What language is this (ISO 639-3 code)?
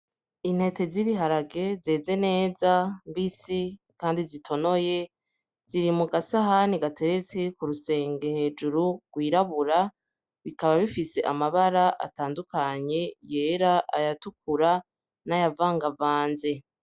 run